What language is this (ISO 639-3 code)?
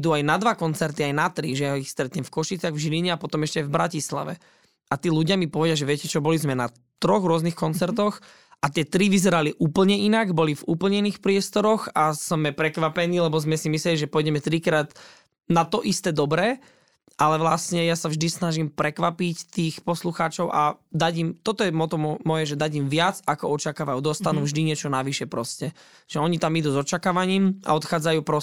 slk